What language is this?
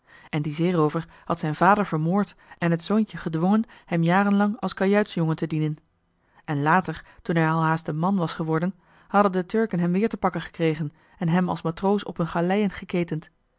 Dutch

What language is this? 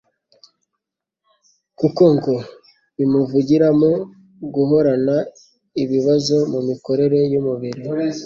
Kinyarwanda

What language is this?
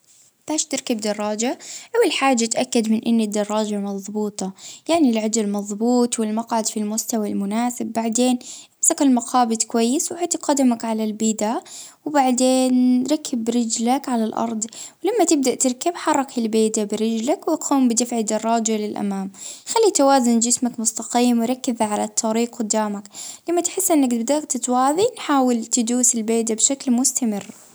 Libyan Arabic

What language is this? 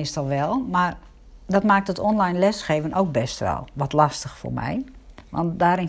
Dutch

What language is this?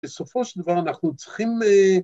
Hebrew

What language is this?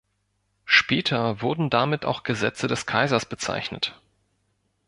German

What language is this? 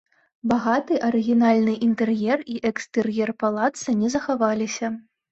Belarusian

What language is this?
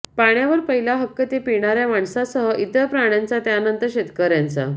Marathi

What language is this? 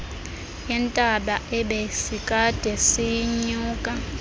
Xhosa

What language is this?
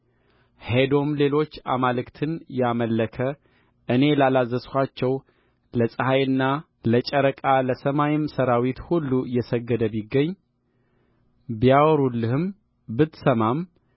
Amharic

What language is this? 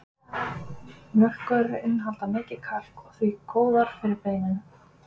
Icelandic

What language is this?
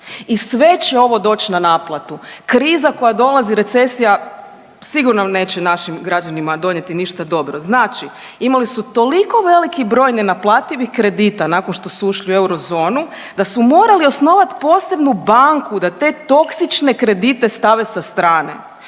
Croatian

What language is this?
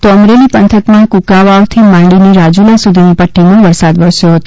Gujarati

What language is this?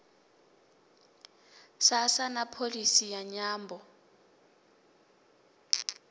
Venda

